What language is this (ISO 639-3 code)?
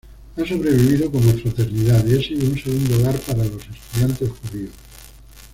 spa